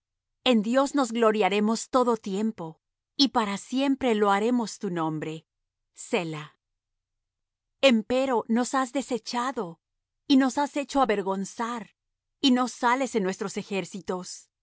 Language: Spanish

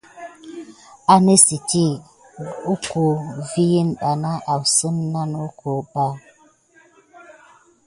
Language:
Gidar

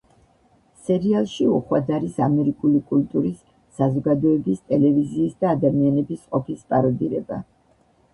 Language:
Georgian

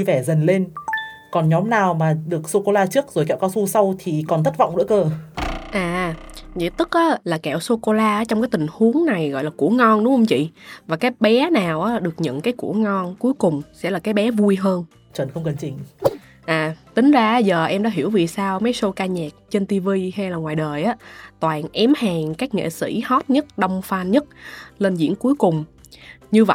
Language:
Vietnamese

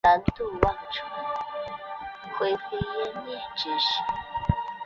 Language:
Chinese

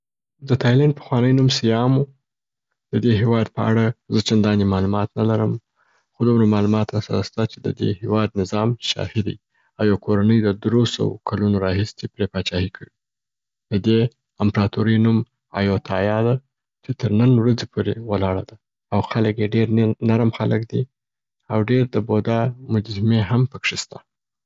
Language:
Southern Pashto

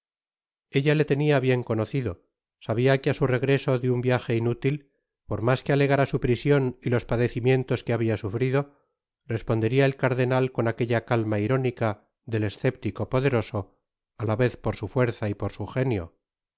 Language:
Spanish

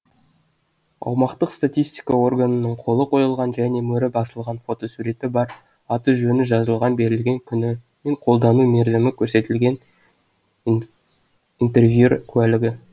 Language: Kazakh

